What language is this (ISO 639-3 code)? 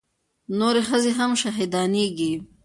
pus